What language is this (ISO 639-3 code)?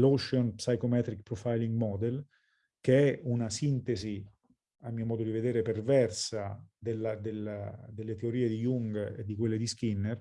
ita